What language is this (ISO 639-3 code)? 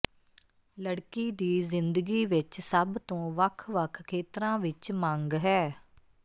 pan